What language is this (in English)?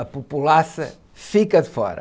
Portuguese